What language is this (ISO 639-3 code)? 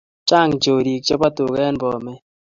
kln